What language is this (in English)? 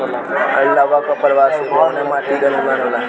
Bhojpuri